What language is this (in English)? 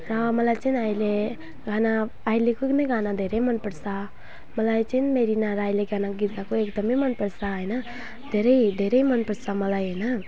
Nepali